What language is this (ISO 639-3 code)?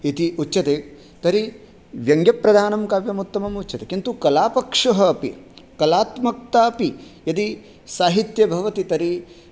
san